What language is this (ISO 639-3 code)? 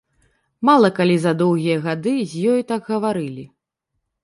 bel